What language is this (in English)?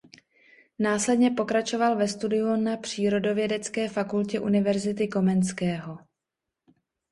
Czech